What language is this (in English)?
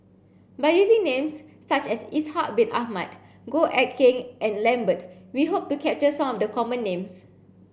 English